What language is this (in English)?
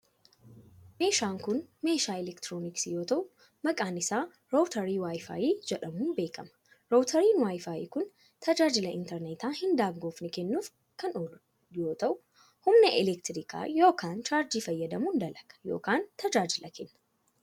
Oromo